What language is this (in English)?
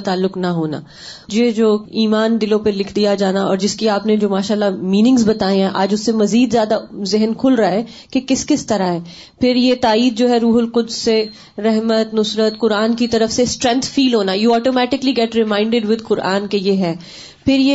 Urdu